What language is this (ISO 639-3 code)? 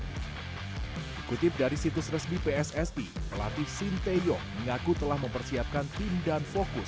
ind